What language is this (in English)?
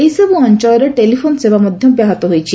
Odia